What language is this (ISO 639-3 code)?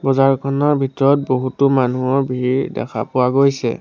asm